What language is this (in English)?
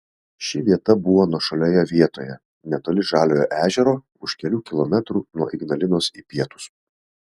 Lithuanian